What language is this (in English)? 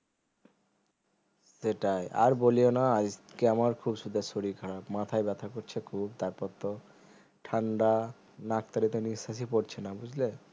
Bangla